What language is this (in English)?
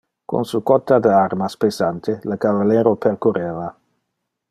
Interlingua